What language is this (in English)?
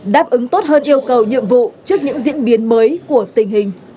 Vietnamese